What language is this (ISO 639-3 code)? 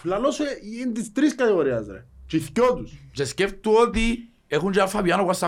ell